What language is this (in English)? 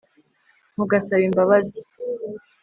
Kinyarwanda